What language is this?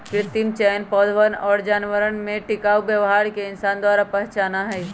Magahi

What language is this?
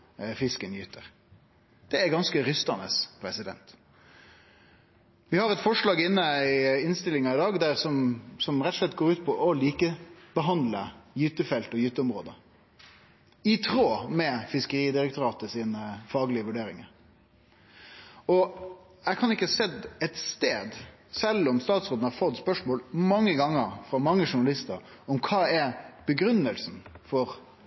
Norwegian Nynorsk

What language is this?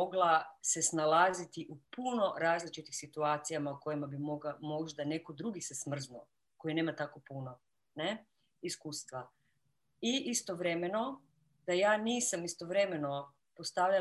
Croatian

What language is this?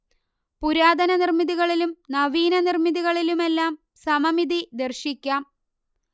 Malayalam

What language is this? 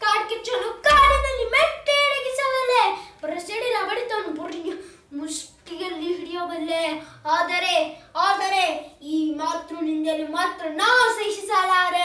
Romanian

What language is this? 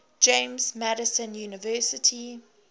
English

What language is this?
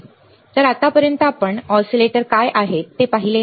Marathi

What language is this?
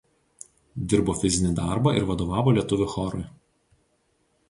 Lithuanian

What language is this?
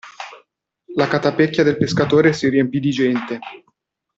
Italian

